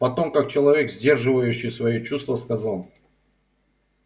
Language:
Russian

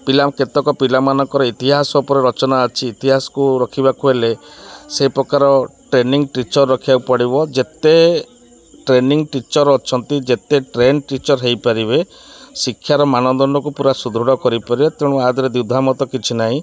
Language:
Odia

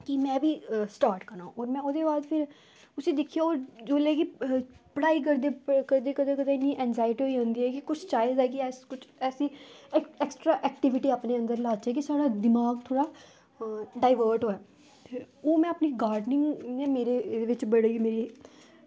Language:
Dogri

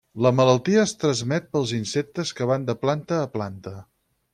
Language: Catalan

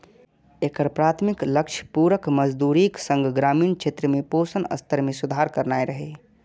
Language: Maithili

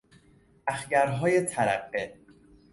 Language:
Persian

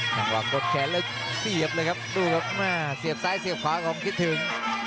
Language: Thai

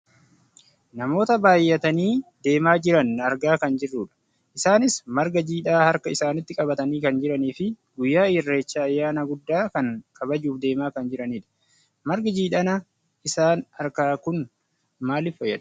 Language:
Oromo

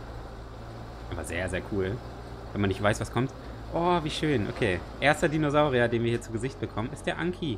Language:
German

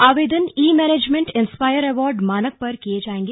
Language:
Hindi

